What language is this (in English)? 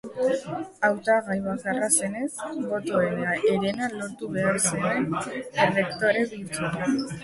Basque